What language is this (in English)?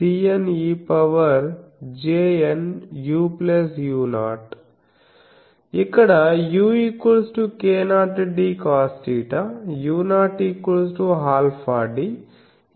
Telugu